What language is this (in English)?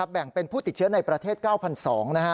Thai